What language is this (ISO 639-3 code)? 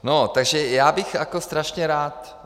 ces